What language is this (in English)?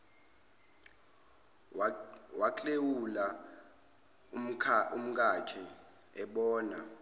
Zulu